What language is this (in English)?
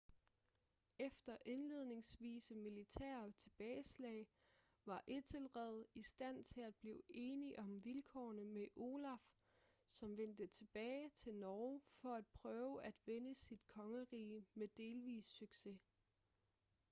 Danish